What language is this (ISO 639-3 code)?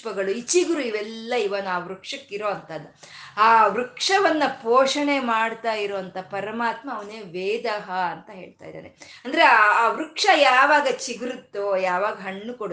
kan